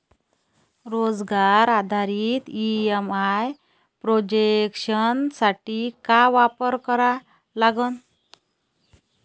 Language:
Marathi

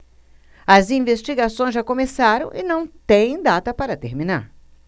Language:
Portuguese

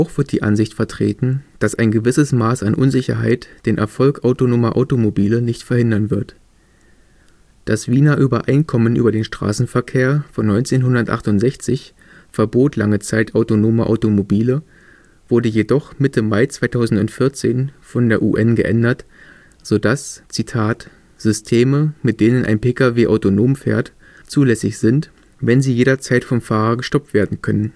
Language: German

